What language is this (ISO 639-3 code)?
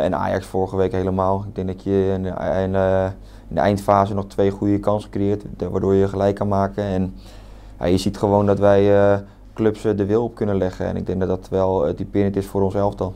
nld